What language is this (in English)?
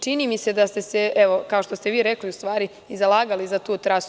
Serbian